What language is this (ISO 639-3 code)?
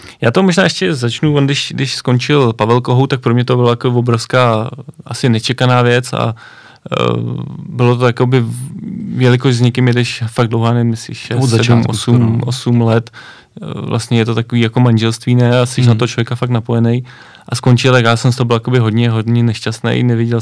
ces